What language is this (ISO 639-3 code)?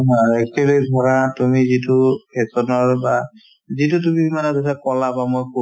asm